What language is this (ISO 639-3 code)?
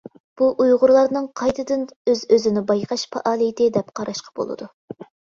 uig